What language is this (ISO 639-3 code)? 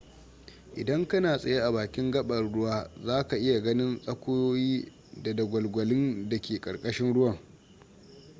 hau